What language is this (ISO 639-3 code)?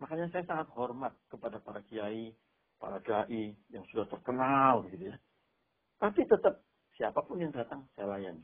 ind